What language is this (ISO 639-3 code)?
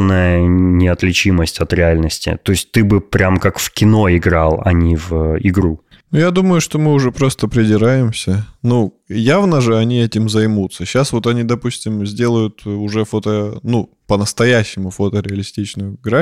rus